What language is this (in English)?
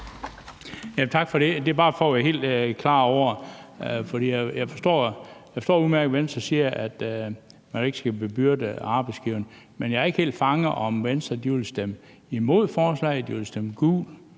Danish